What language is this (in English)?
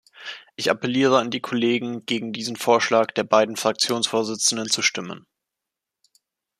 German